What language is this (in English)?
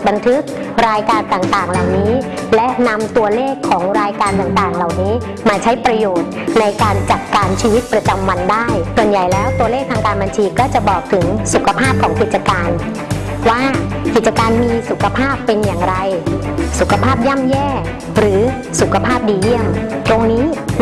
Thai